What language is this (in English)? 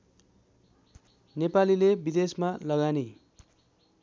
Nepali